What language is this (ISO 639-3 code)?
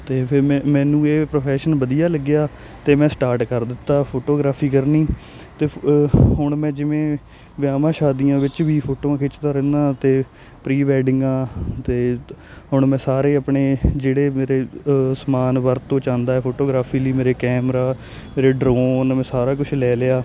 pan